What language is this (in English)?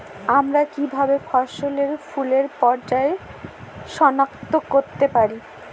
Bangla